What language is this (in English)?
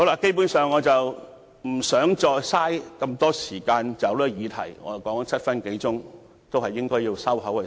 Cantonese